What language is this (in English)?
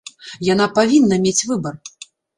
Belarusian